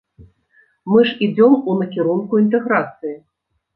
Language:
Belarusian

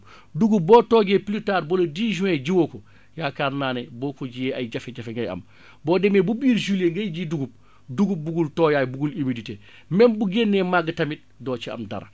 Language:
Wolof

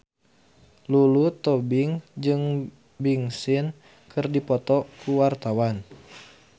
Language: Sundanese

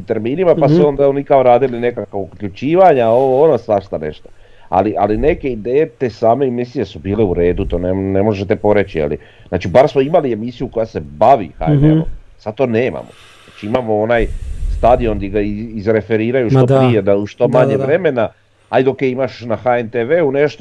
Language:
Croatian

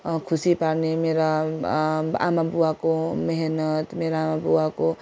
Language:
Nepali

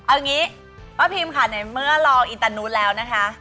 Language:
Thai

